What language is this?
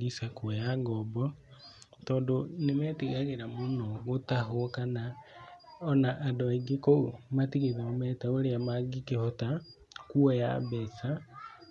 Kikuyu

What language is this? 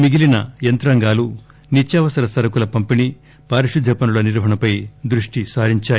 Telugu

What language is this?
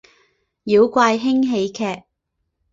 Chinese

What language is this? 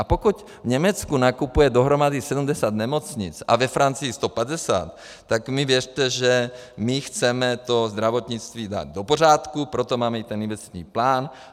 Czech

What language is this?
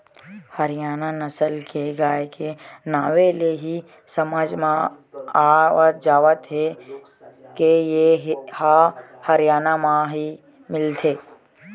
Chhattisgarhi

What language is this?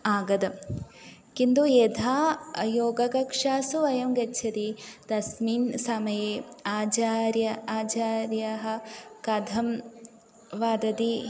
Sanskrit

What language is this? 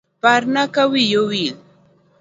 Luo (Kenya and Tanzania)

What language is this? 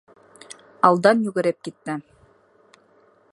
Bashkir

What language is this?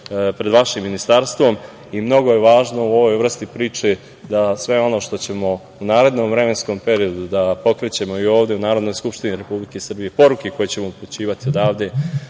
Serbian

